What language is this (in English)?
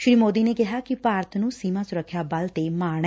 Punjabi